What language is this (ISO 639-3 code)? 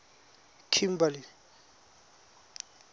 tsn